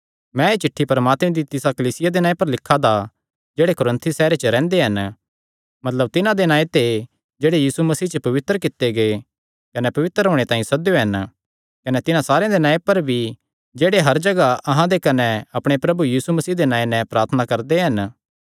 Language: Kangri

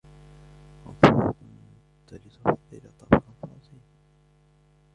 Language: Arabic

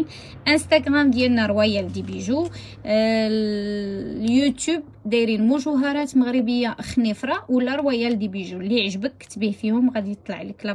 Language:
Arabic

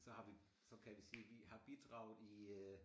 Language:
Danish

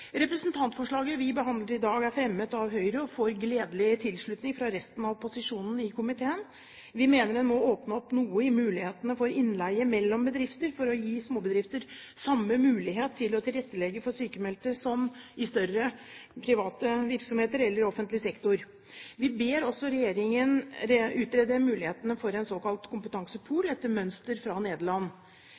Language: Norwegian Bokmål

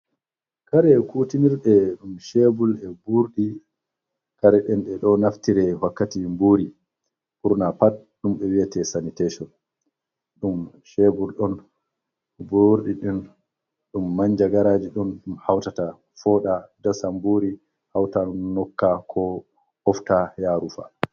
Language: Fula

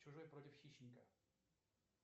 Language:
Russian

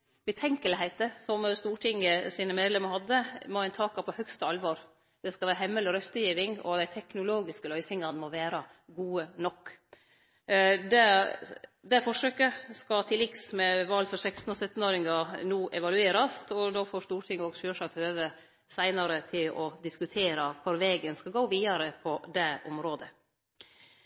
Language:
Norwegian Nynorsk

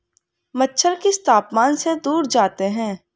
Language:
Hindi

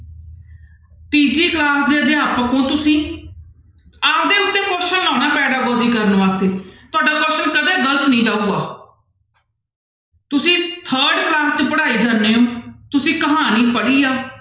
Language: Punjabi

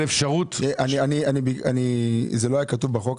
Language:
Hebrew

